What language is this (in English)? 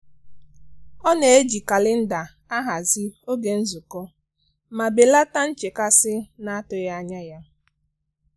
Igbo